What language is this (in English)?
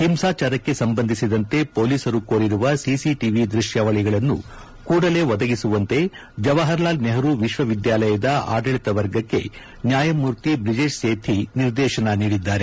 Kannada